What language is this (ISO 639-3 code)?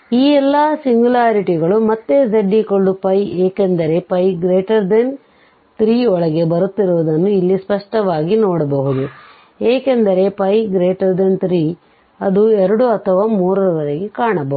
kan